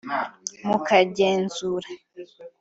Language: Kinyarwanda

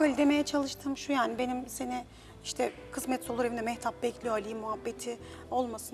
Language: Turkish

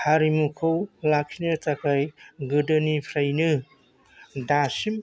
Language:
Bodo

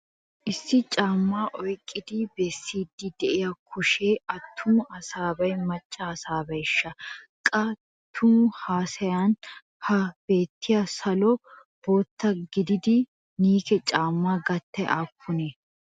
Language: Wolaytta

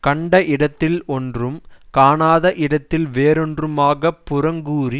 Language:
Tamil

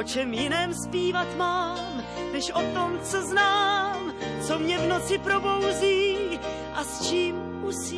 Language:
Slovak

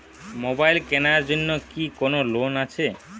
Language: Bangla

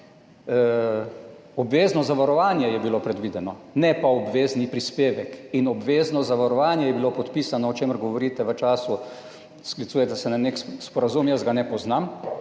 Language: Slovenian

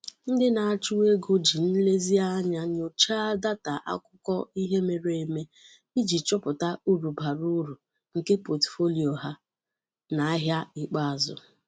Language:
Igbo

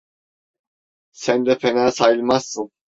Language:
Turkish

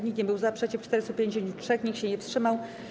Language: Polish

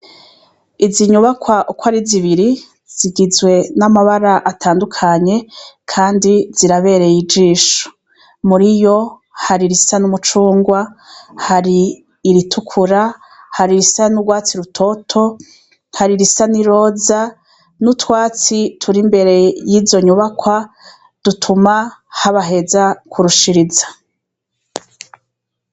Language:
Rundi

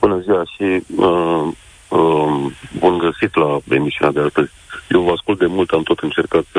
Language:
Romanian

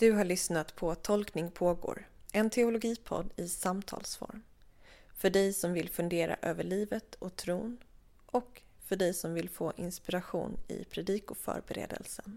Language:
Swedish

